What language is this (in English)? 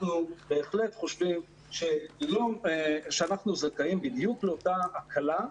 Hebrew